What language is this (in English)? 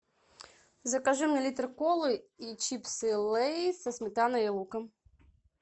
Russian